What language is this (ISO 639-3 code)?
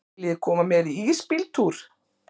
isl